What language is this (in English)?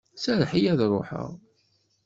Kabyle